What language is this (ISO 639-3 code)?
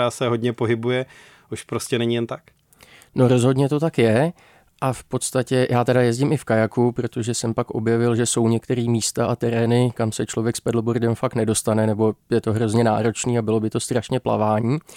ces